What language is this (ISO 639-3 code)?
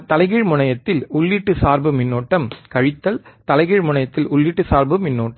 tam